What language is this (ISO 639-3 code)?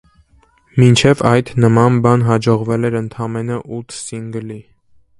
hye